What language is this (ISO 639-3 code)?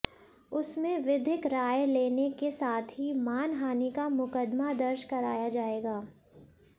hin